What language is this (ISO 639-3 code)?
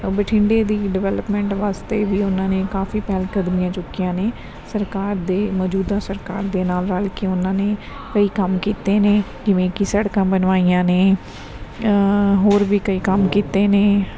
pan